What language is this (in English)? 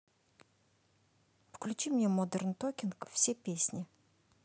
Russian